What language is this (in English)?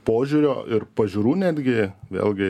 Lithuanian